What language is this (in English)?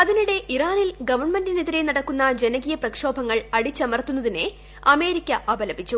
Malayalam